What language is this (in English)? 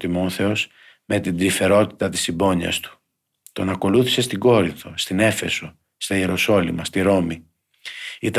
Greek